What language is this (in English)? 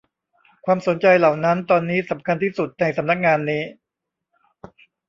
Thai